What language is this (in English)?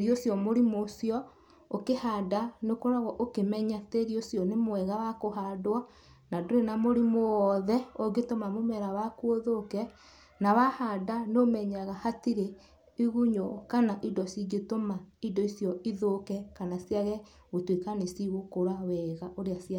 Kikuyu